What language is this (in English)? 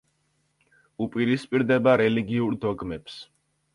Georgian